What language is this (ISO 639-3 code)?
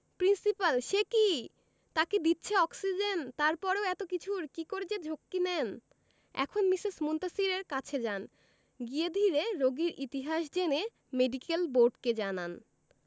ben